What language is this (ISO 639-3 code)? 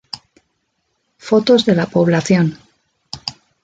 spa